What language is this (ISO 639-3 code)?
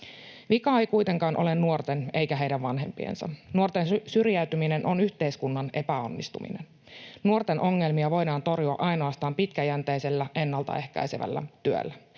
fin